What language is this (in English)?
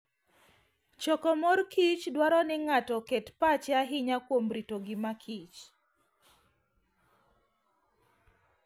Luo (Kenya and Tanzania)